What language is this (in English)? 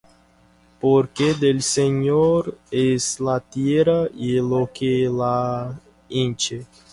Spanish